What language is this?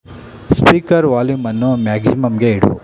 Kannada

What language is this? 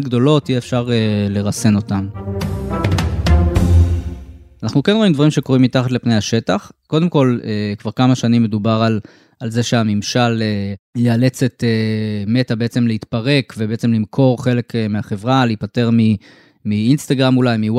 Hebrew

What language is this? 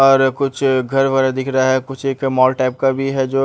Hindi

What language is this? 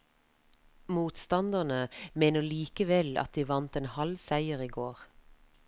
Norwegian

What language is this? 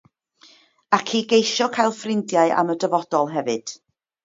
Welsh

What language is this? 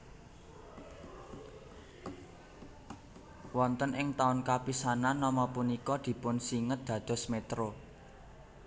Javanese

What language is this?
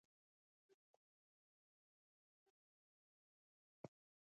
Ewondo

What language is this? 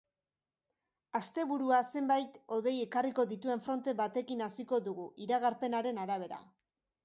Basque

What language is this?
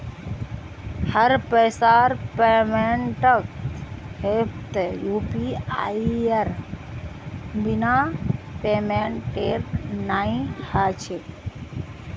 Magahi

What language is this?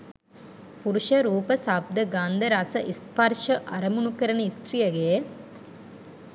Sinhala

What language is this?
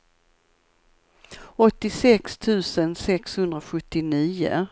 Swedish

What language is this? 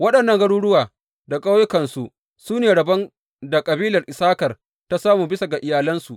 Hausa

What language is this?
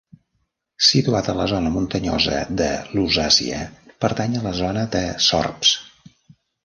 Catalan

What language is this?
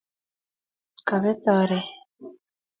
Kalenjin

